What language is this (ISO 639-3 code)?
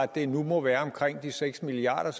dan